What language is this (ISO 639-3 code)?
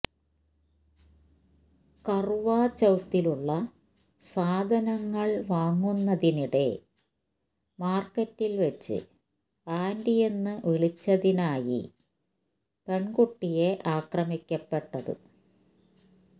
mal